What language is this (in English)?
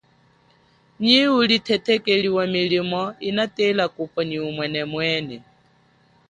Chokwe